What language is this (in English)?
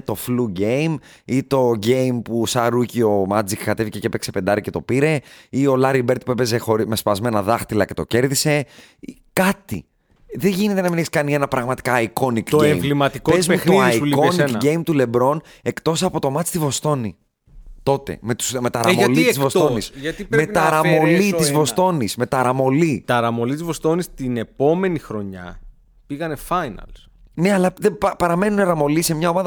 Greek